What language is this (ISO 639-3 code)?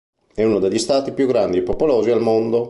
ita